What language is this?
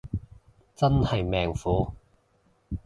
Cantonese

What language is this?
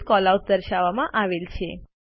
Gujarati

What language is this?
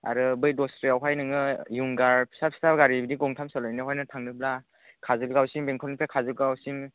Bodo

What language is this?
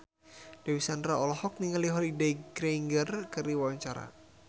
Sundanese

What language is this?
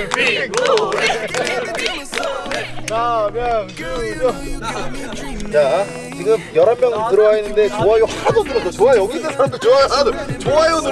Korean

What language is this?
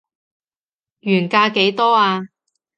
Cantonese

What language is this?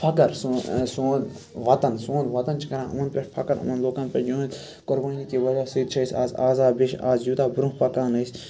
Kashmiri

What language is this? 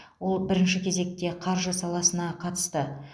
Kazakh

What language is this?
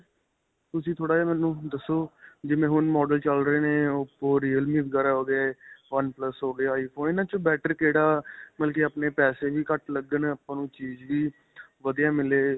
Punjabi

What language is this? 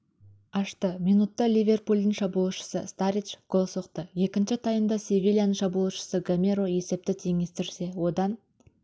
Kazakh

